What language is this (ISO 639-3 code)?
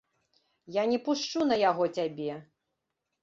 bel